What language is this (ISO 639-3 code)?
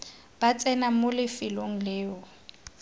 tsn